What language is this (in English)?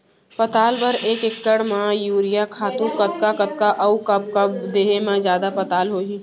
Chhattisgarhi